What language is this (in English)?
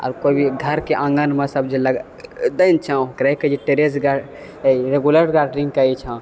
Maithili